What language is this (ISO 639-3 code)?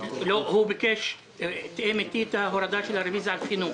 heb